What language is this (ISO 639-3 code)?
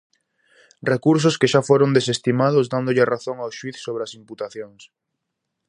glg